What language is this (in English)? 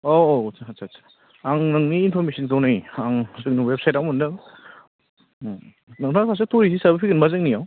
Bodo